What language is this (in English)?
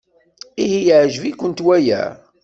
Kabyle